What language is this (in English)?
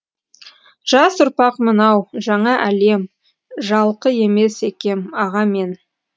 Kazakh